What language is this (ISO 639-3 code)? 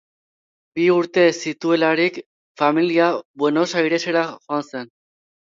eus